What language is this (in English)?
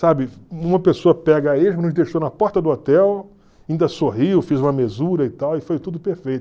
Portuguese